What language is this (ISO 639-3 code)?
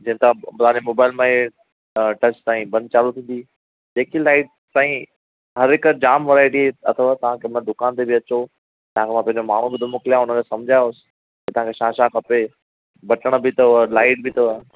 snd